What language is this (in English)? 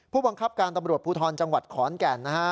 Thai